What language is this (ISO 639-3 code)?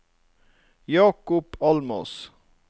nor